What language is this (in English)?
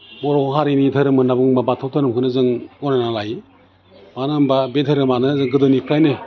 Bodo